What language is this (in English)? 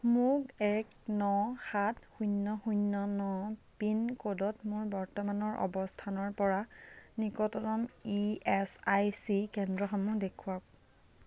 Assamese